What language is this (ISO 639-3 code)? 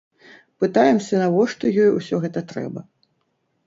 bel